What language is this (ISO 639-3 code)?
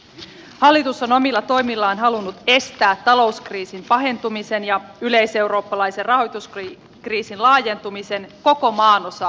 fin